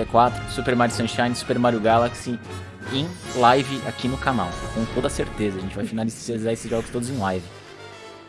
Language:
Portuguese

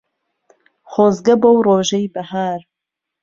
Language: Central Kurdish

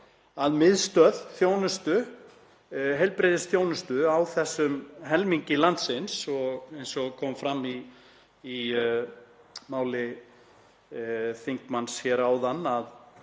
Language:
Icelandic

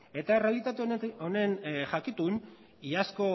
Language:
Basque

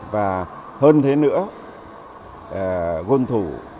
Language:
Vietnamese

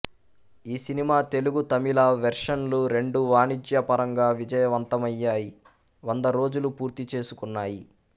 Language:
Telugu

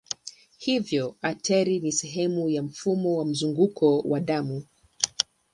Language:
Swahili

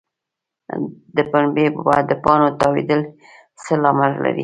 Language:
Pashto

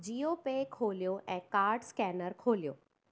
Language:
Sindhi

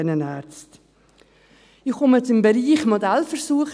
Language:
Swiss German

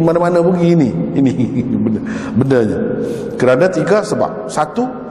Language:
Malay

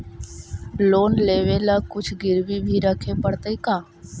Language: Magahi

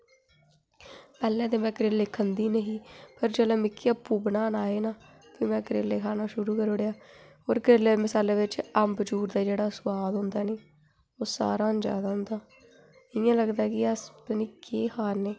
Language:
Dogri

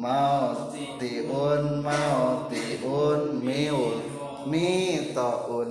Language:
Indonesian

